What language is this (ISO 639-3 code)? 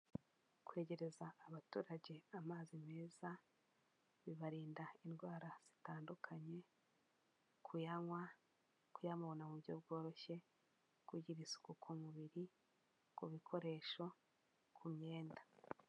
kin